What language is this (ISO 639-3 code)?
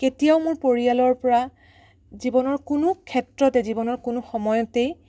asm